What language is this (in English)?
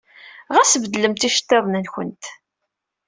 Kabyle